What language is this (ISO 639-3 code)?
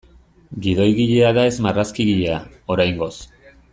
eus